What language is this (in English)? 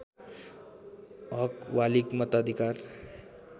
Nepali